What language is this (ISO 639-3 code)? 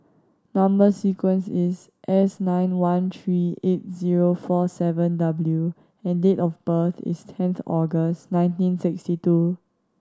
eng